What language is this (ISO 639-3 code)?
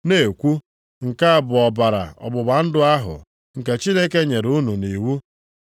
ibo